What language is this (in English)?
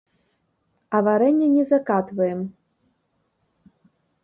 Belarusian